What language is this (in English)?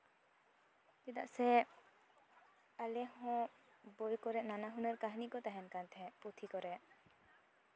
Santali